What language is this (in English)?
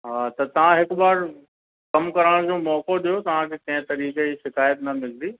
Sindhi